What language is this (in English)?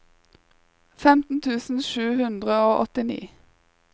Norwegian